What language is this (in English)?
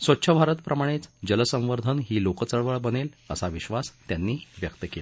Marathi